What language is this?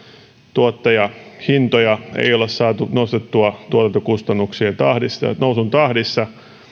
Finnish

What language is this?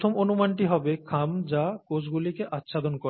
Bangla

